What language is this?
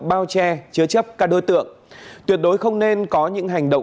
Vietnamese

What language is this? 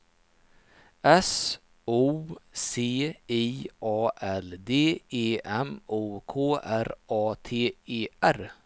Swedish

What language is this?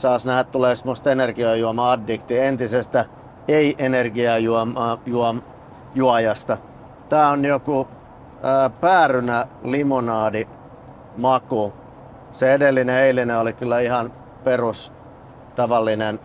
Finnish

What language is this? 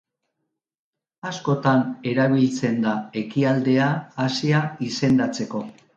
Basque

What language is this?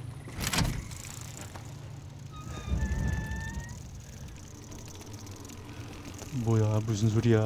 Korean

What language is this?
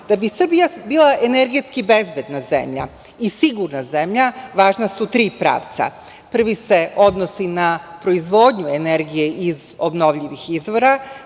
Serbian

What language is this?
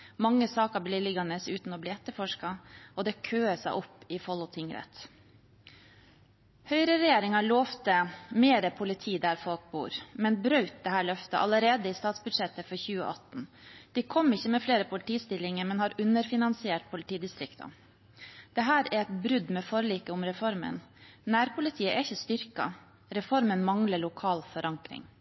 Norwegian Bokmål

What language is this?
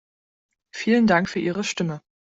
German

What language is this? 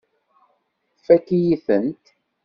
Kabyle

